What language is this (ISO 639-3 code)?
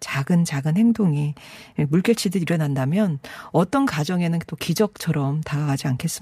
kor